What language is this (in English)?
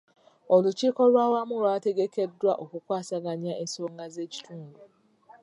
Ganda